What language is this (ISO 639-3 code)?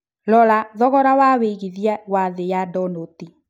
kik